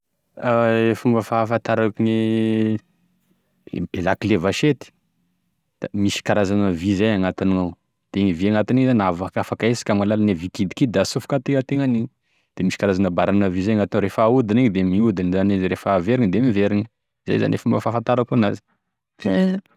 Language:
Tesaka Malagasy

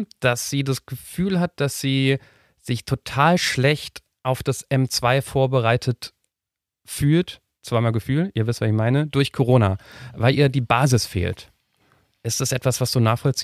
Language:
German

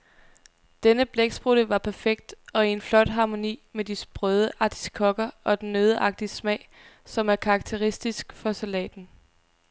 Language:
Danish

